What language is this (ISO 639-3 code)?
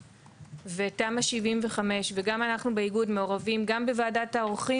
heb